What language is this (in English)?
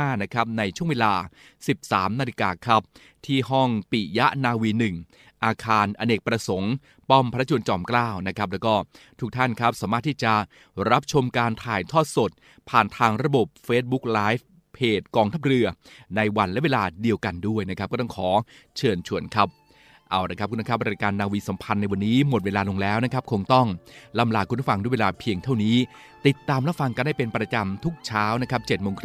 Thai